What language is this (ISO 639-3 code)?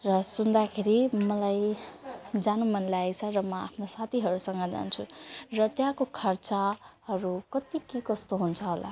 nep